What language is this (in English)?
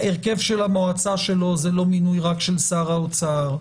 Hebrew